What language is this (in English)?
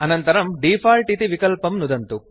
Sanskrit